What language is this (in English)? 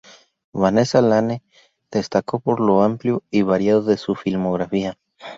Spanish